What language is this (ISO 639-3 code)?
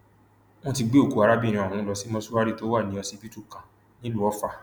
yor